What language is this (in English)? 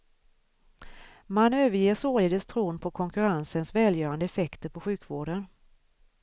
Swedish